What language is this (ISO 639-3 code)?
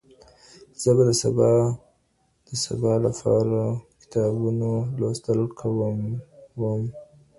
pus